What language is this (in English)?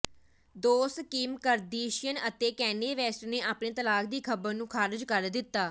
Punjabi